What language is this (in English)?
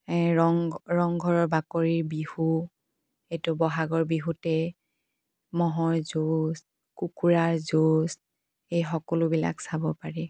Assamese